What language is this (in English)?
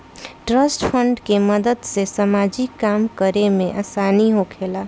Bhojpuri